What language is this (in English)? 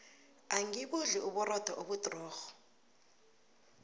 South Ndebele